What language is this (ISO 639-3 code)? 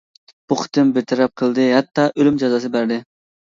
uig